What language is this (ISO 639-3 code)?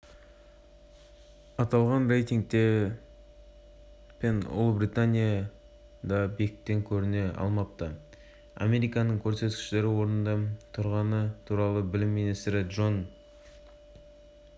kaz